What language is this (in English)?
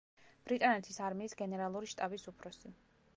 Georgian